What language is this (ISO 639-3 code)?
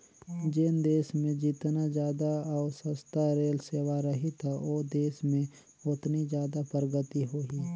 hne